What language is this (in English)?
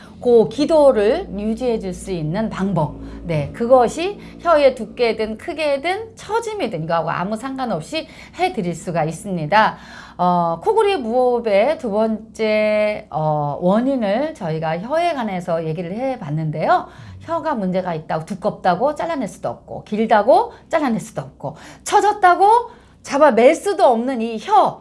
Korean